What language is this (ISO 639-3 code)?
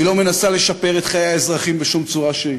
heb